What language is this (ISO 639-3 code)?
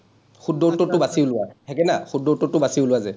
asm